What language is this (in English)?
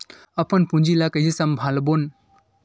Chhattisgarhi